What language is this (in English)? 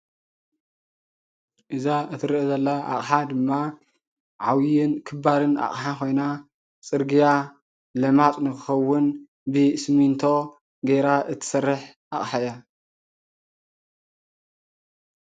Tigrinya